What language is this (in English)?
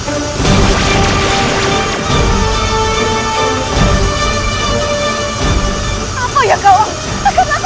Indonesian